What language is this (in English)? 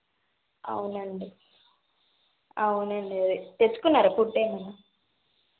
Telugu